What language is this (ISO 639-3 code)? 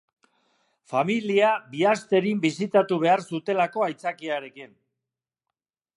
eus